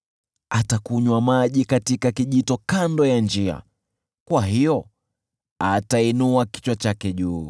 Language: Swahili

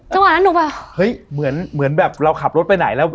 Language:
Thai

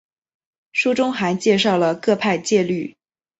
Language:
Chinese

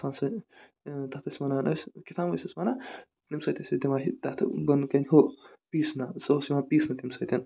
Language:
Kashmiri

